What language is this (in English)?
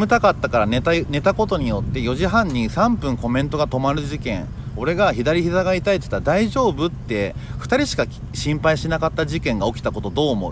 Japanese